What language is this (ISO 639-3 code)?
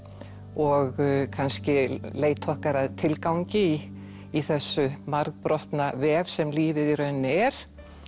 isl